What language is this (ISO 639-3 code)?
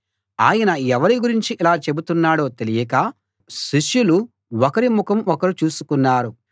tel